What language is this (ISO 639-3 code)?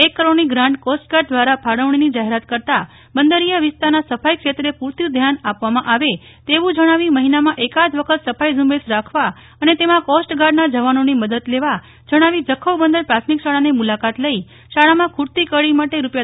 guj